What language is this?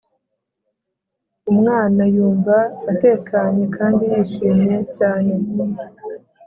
Kinyarwanda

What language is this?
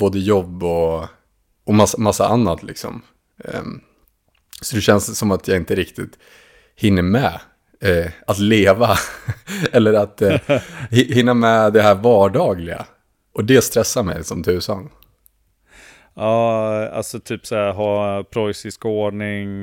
Swedish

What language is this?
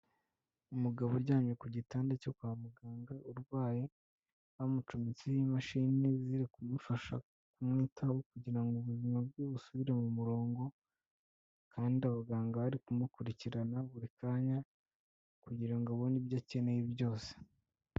Kinyarwanda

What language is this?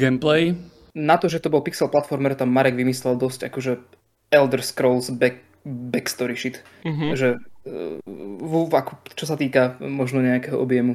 Slovak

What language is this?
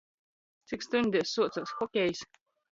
Latgalian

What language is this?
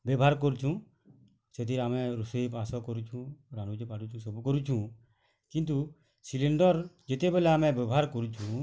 Odia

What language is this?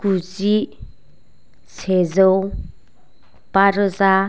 Bodo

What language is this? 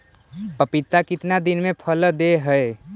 Magahi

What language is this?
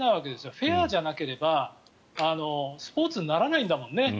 Japanese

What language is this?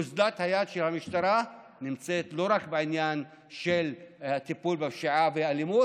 Hebrew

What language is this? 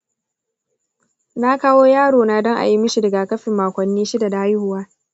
Hausa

